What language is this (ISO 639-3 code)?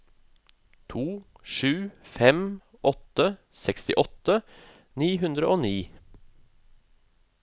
nor